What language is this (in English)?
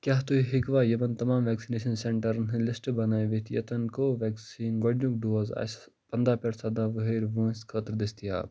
Kashmiri